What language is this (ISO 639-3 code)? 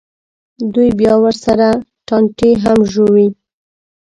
pus